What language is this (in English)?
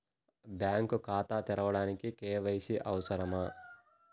Telugu